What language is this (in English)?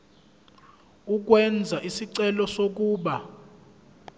Zulu